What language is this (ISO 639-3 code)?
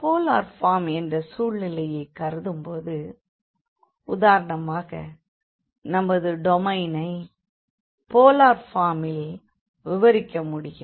tam